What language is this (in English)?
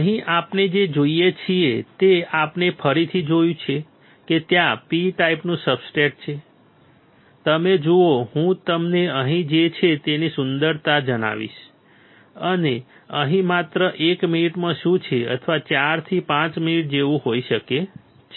Gujarati